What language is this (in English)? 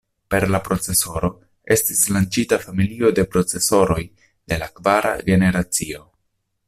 Esperanto